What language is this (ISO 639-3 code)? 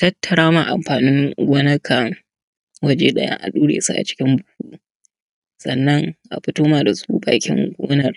hau